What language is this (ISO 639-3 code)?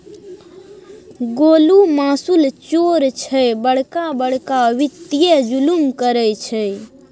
mai